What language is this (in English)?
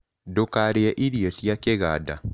Kikuyu